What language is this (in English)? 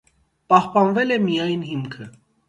Armenian